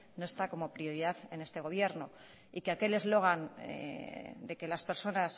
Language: Spanish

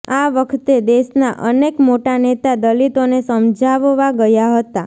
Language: Gujarati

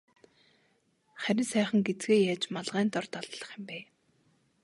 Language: Mongolian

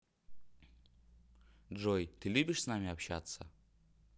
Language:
Russian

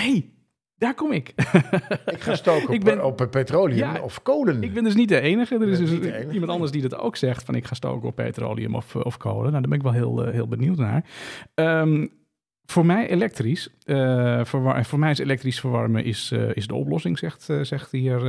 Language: Dutch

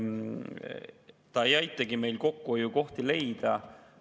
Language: Estonian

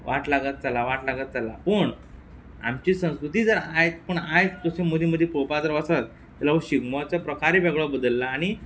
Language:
Konkani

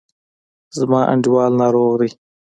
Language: Pashto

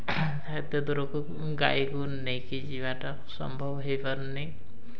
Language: Odia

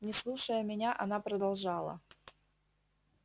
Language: Russian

